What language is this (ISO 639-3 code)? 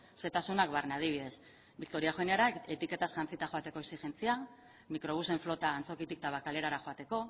eus